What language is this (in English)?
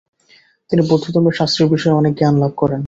Bangla